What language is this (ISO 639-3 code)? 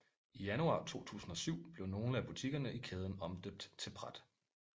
dan